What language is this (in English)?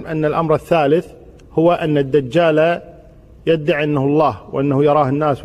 Arabic